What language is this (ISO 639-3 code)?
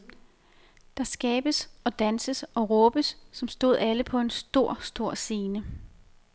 dan